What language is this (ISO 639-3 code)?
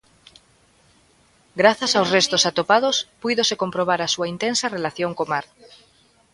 glg